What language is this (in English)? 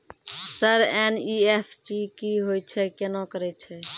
Maithili